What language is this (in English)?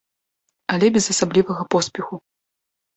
Belarusian